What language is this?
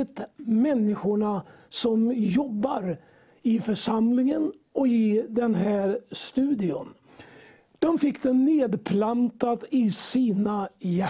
Swedish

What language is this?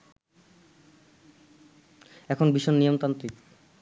Bangla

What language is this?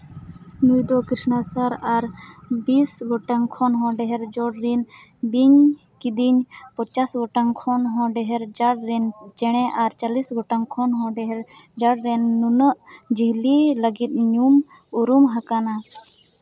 Santali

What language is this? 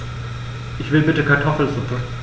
German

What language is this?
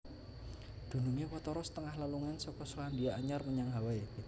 Javanese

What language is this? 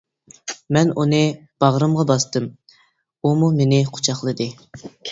Uyghur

